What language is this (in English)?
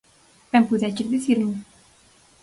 Galician